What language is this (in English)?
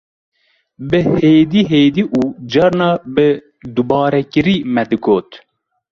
Kurdish